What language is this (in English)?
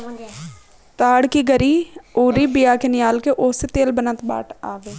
Bhojpuri